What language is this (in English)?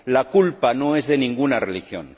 Spanish